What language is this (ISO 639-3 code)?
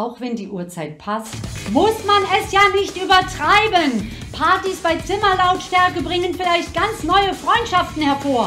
deu